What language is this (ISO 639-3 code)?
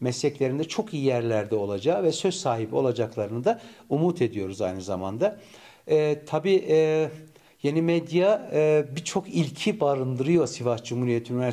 tur